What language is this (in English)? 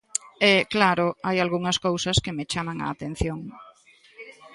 Galician